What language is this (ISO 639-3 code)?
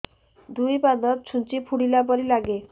ori